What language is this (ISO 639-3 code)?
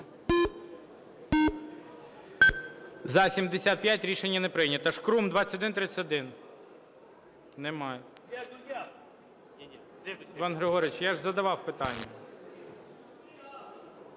ukr